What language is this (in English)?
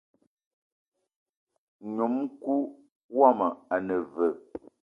Eton (Cameroon)